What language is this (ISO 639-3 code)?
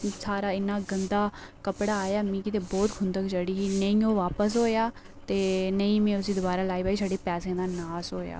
doi